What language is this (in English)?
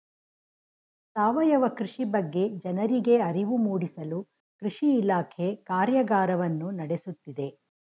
Kannada